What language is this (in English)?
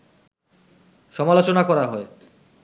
Bangla